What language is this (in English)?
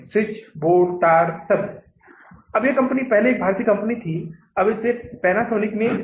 Hindi